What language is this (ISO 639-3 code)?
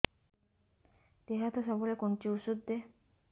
ori